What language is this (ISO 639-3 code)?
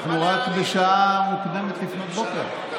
heb